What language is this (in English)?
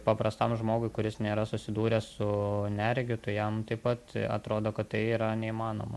Lithuanian